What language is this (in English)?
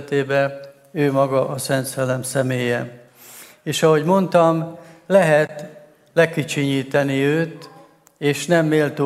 Hungarian